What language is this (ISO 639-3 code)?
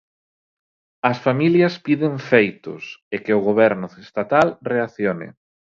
glg